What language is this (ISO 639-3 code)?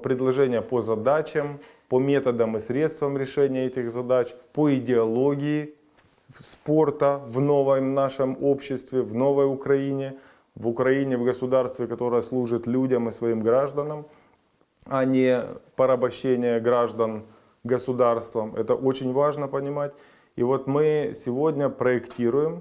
rus